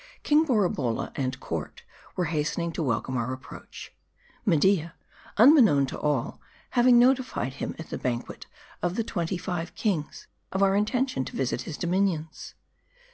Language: English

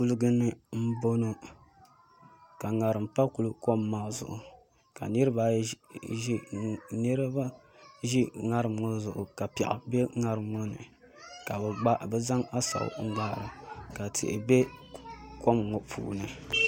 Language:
Dagbani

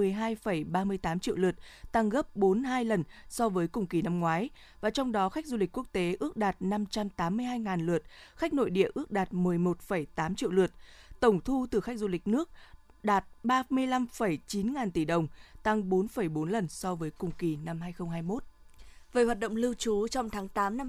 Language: Vietnamese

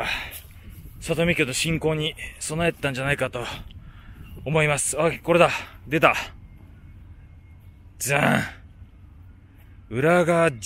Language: Japanese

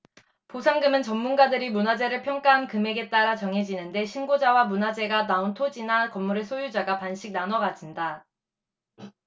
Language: Korean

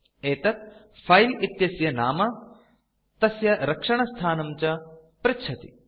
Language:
Sanskrit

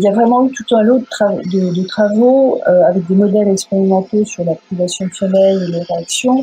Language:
French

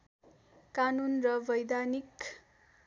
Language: Nepali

